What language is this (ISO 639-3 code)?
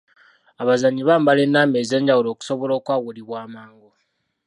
lug